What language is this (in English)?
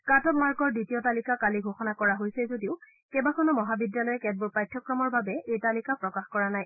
Assamese